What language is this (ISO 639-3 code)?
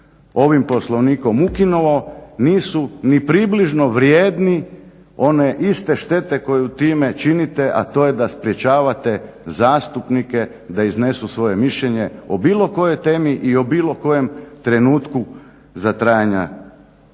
hrv